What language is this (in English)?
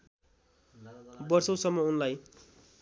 Nepali